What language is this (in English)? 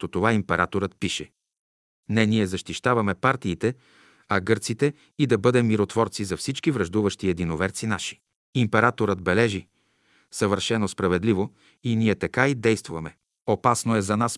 Bulgarian